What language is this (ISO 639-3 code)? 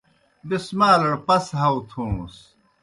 plk